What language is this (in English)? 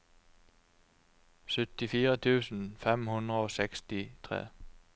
Norwegian